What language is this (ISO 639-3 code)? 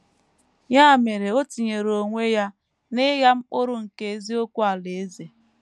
ibo